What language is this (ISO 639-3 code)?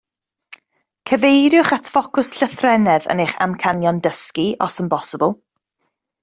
cym